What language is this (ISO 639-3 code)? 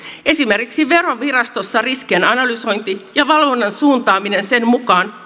fin